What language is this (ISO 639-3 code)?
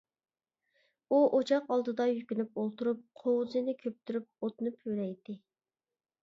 uig